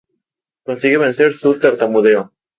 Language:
Spanish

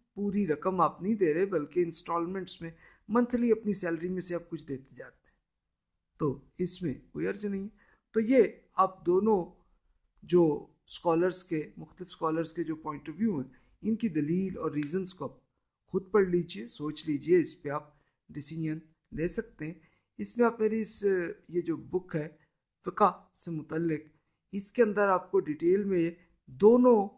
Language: Urdu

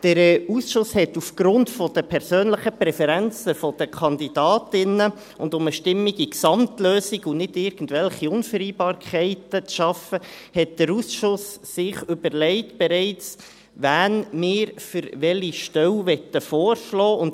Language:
Swiss German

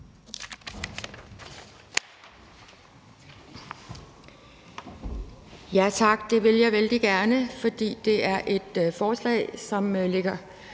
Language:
Danish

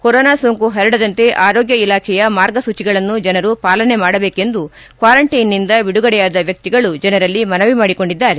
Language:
Kannada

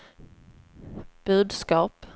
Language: Swedish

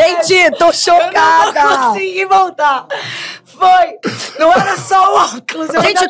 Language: Portuguese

